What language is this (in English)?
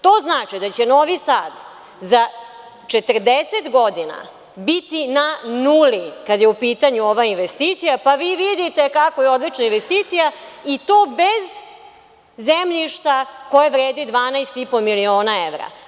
Serbian